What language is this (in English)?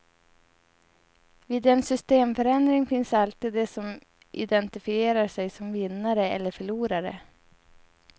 Swedish